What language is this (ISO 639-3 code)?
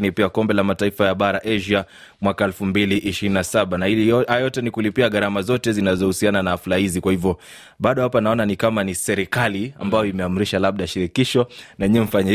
swa